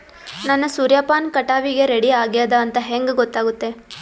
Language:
Kannada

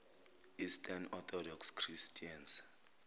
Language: Zulu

